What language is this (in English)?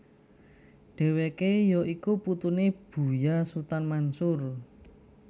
Javanese